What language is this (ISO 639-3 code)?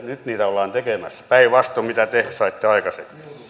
fin